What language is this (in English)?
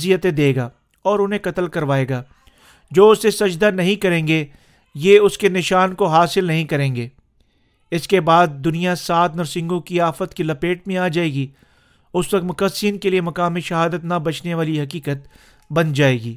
Urdu